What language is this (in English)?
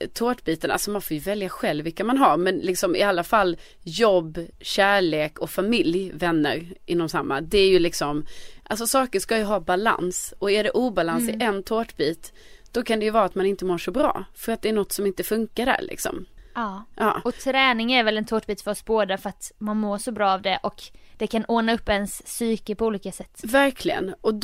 Swedish